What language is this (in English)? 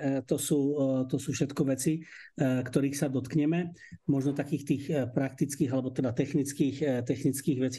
Slovak